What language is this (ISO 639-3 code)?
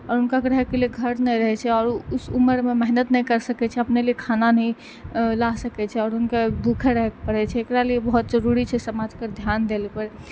mai